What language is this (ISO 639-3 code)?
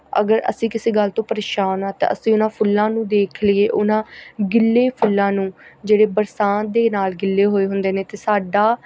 pan